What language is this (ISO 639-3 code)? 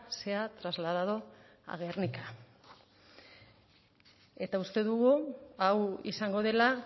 eus